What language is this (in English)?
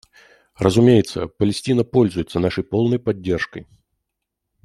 Russian